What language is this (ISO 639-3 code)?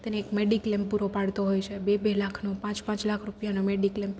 guj